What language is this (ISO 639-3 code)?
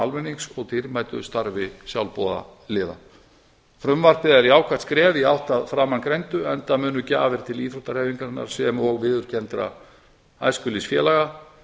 isl